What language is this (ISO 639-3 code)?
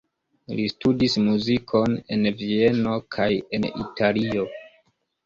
epo